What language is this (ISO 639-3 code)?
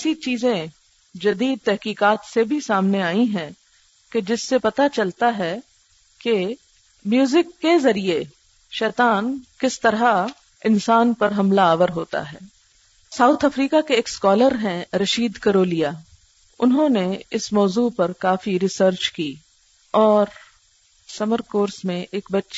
urd